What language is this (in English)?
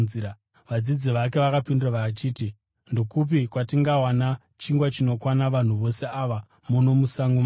Shona